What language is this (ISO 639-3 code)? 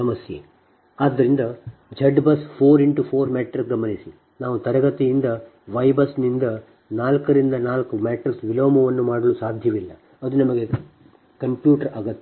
kan